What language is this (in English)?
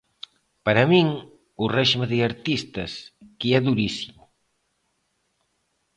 Galician